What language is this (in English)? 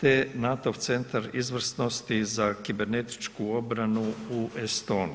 Croatian